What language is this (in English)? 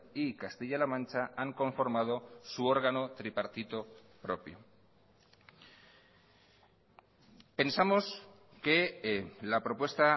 Spanish